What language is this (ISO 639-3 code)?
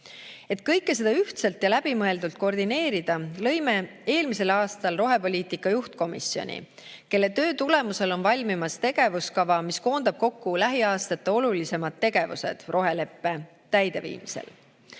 est